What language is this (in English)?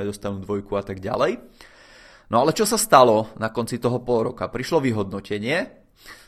Czech